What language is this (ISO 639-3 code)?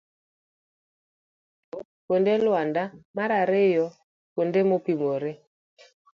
luo